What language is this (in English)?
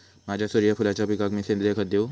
Marathi